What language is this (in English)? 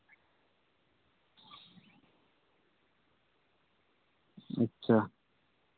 Santali